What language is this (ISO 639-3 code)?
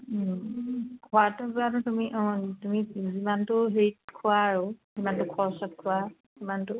asm